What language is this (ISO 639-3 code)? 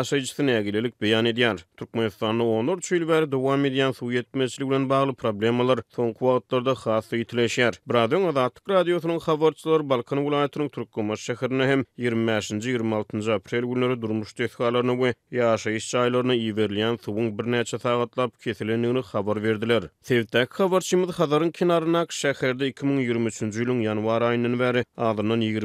tur